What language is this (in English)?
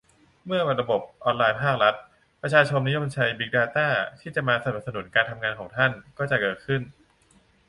Thai